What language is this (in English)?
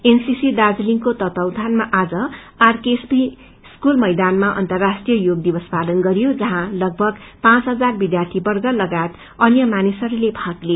Nepali